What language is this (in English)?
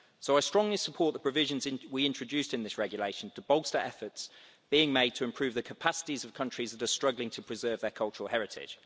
English